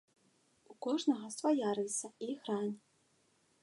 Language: Belarusian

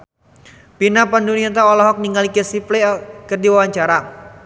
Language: Sundanese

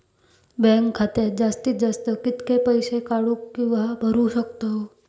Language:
Marathi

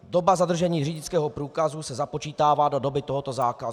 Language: Czech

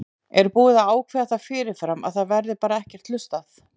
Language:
Icelandic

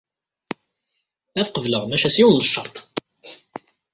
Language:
Kabyle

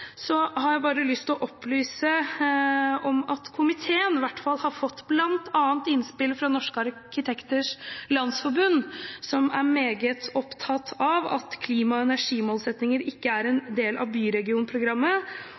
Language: Norwegian Bokmål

